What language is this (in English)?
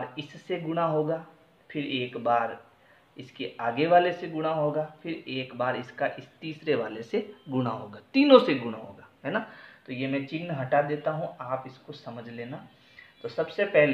Hindi